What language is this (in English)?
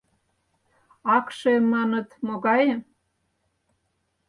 Mari